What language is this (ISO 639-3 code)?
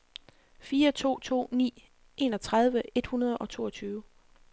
dan